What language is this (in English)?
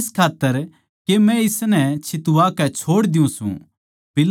Haryanvi